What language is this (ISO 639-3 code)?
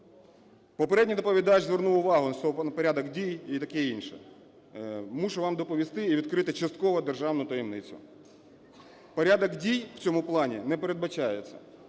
ukr